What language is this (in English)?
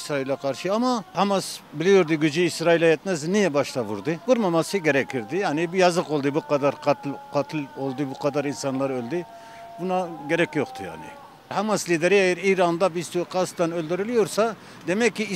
Turkish